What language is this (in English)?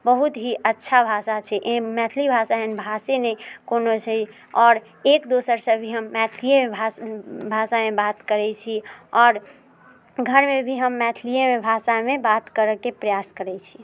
Maithili